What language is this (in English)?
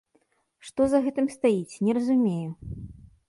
Belarusian